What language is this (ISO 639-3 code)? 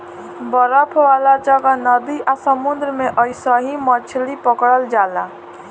bho